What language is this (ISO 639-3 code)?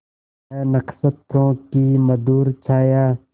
hin